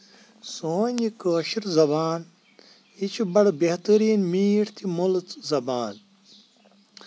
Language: Kashmiri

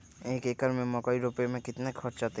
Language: Magahi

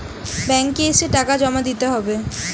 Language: Bangla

